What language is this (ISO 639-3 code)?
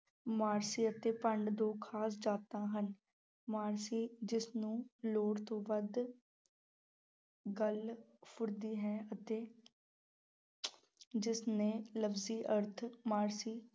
pan